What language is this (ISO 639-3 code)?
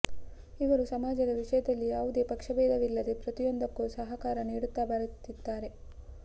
kan